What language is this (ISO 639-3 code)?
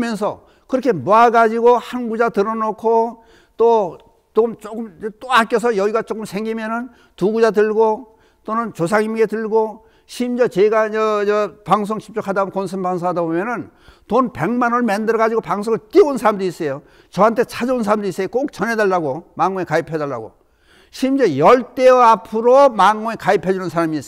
kor